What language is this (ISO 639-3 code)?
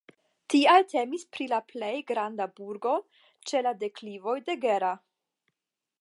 epo